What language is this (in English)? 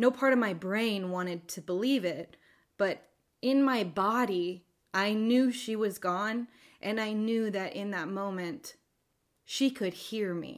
English